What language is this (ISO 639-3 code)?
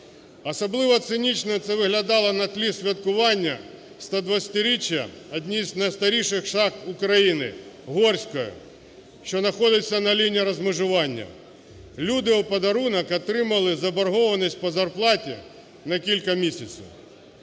ukr